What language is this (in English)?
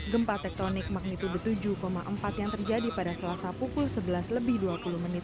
Indonesian